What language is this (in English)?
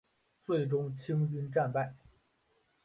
Chinese